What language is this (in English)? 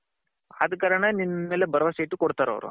Kannada